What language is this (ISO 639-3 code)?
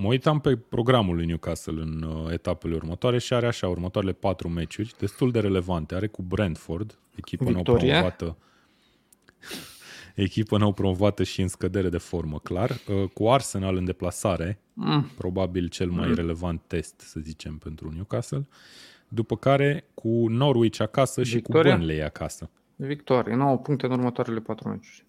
ron